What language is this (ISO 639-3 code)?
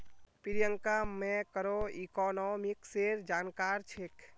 mag